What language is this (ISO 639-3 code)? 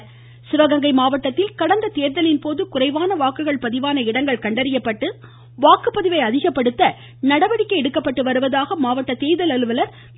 tam